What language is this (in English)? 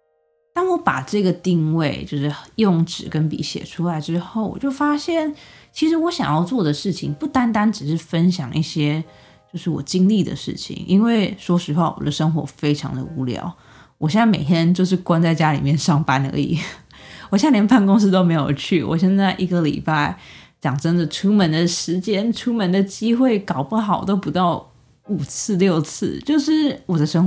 Chinese